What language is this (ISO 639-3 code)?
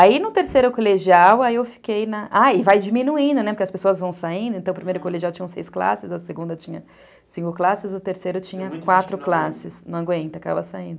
por